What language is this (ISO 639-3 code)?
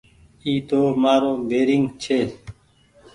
gig